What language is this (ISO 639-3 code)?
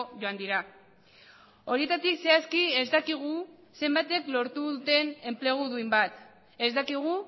eus